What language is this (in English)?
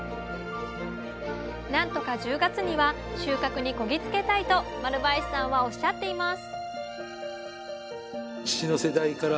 Japanese